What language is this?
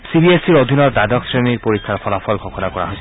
Assamese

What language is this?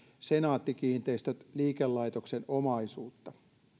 Finnish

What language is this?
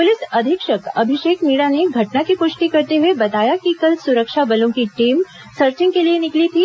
Hindi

